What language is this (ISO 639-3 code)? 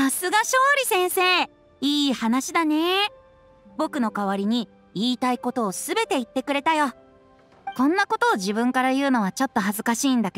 jpn